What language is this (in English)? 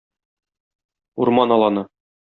Tatar